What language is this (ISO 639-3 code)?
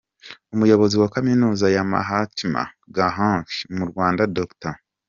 kin